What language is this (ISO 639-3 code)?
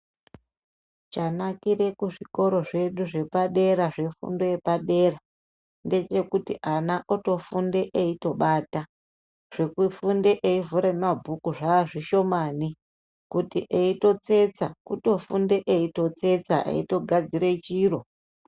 ndc